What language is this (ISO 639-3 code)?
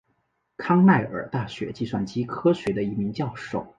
zho